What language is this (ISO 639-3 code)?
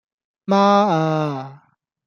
yue